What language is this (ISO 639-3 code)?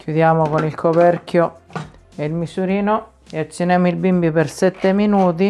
ita